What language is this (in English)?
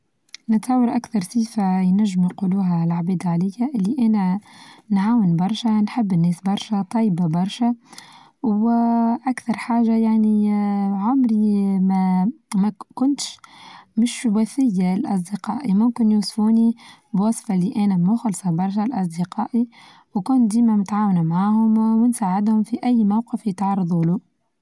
Tunisian Arabic